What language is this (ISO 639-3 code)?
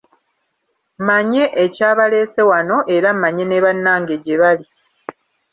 lug